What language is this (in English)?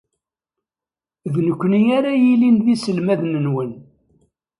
Kabyle